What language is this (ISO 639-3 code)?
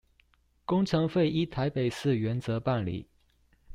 zho